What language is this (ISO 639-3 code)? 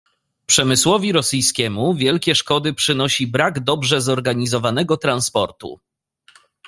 pol